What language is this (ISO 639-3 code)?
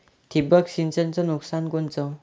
mar